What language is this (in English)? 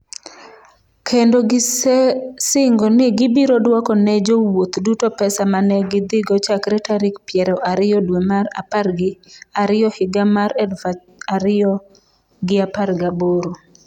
Luo (Kenya and Tanzania)